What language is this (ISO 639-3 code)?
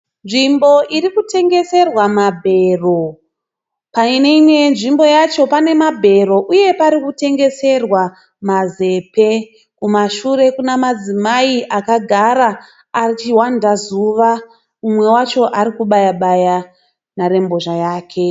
sna